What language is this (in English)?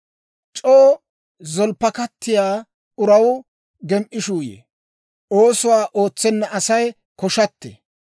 Dawro